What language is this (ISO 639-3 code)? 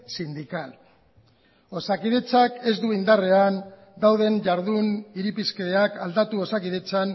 eus